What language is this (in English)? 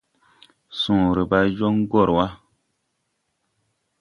Tupuri